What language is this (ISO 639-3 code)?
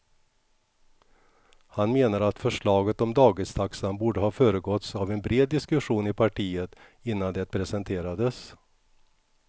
swe